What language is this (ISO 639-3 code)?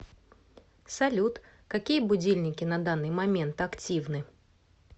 rus